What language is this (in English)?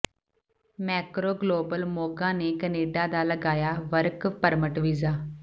Punjabi